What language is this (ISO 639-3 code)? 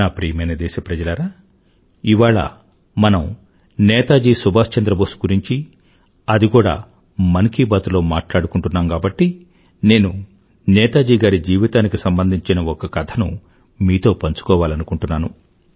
tel